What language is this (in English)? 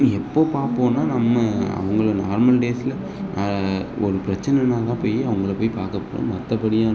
Tamil